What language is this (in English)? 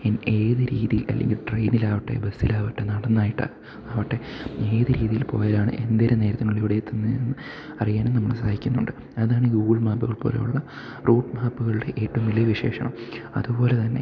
Malayalam